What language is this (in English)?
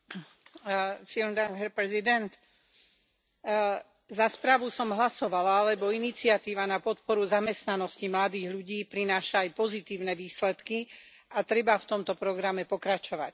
Slovak